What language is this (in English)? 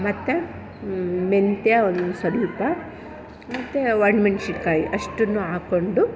Kannada